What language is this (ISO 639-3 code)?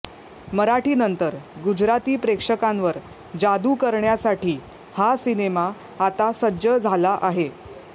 mar